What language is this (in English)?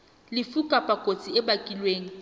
Southern Sotho